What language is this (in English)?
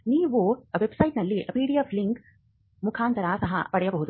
Kannada